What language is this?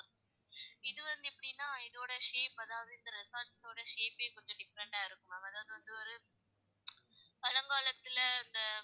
Tamil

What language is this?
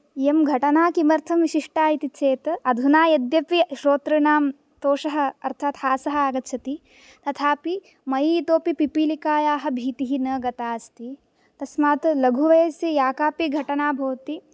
Sanskrit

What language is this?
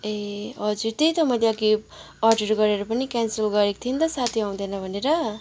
Nepali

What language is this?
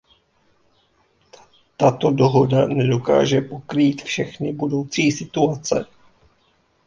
Czech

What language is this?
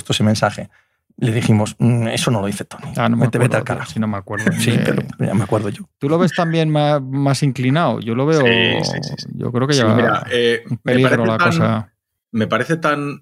Spanish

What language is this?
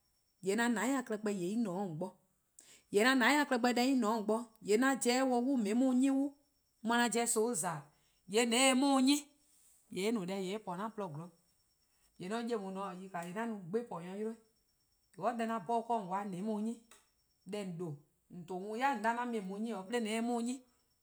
Eastern Krahn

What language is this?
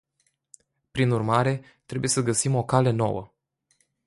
Romanian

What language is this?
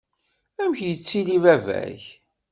Kabyle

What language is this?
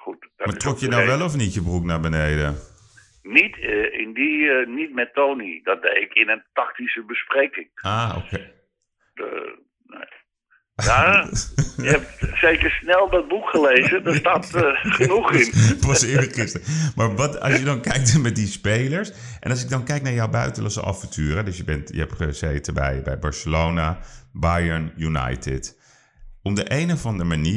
Dutch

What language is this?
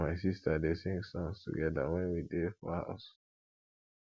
Nigerian Pidgin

